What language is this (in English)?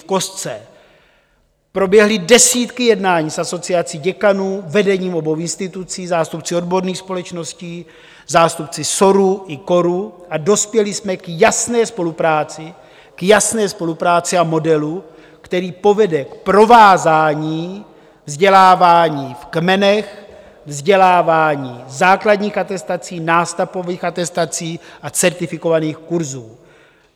Czech